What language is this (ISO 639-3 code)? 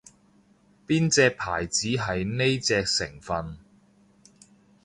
yue